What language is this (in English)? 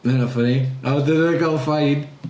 Welsh